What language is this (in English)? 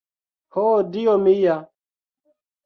Esperanto